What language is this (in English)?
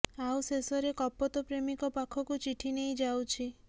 Odia